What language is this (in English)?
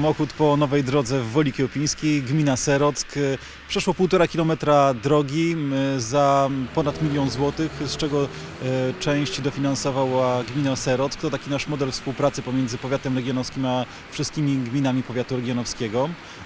Polish